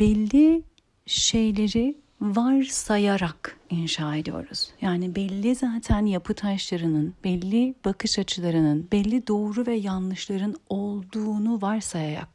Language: Turkish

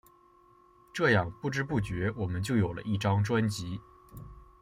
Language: Chinese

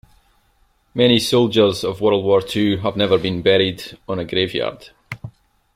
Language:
English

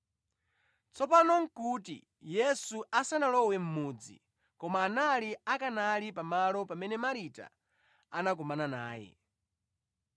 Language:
Nyanja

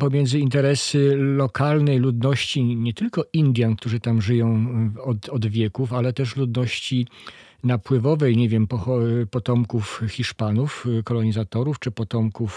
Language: Polish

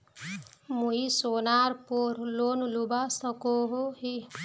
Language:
Magahi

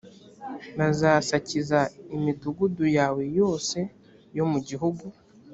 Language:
Kinyarwanda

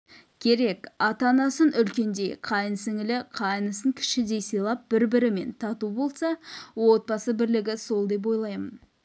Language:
Kazakh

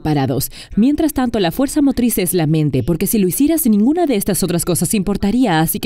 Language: Spanish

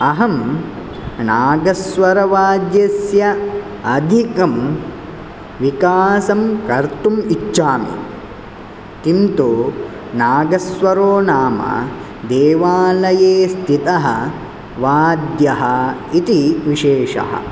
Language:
Sanskrit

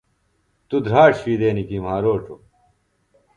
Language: Phalura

